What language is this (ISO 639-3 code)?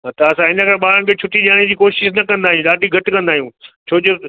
snd